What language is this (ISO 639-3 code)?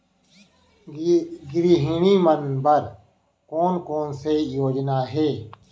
hne